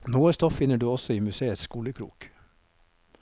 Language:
Norwegian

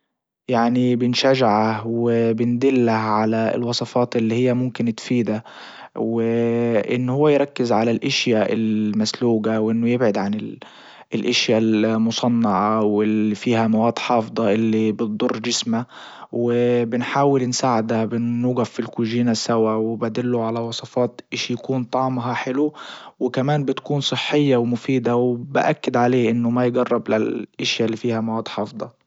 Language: Libyan Arabic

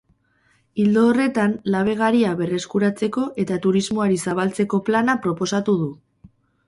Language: Basque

